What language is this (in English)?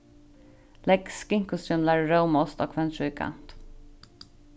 Faroese